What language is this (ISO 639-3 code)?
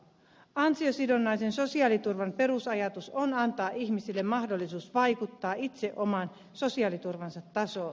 fin